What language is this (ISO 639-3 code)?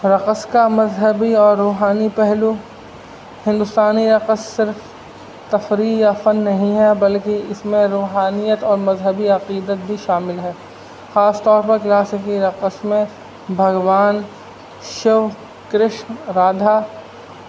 urd